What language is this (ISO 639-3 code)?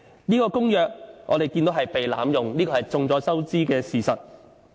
yue